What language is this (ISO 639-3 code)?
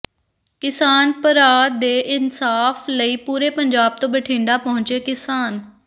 pan